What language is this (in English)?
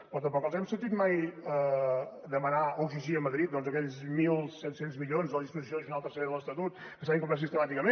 Catalan